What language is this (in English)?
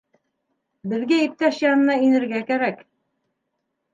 Bashkir